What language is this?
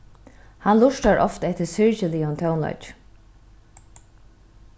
Faroese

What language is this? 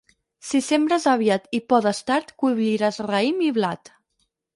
Catalan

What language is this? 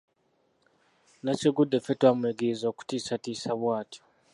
Ganda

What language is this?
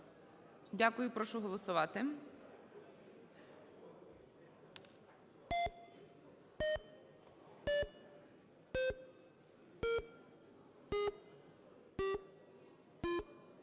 Ukrainian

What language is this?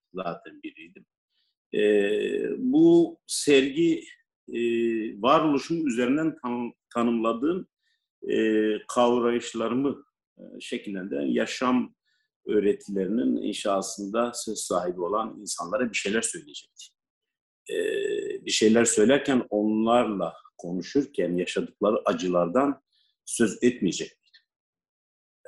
Turkish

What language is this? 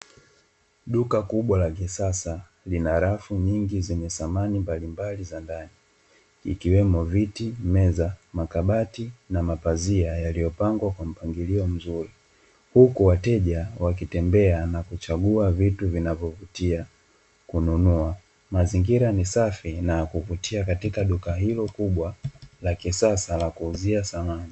Swahili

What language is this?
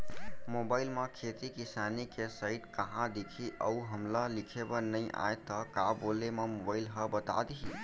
Chhattisgarhi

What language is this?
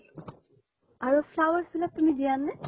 Assamese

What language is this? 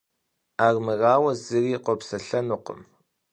Kabardian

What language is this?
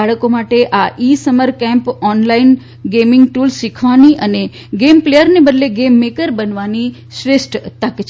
Gujarati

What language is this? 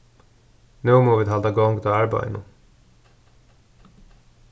Faroese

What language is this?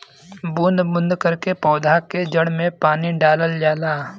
Bhojpuri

